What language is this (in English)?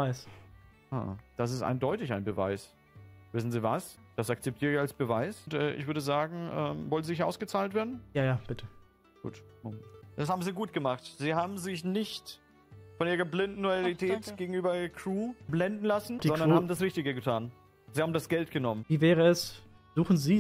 German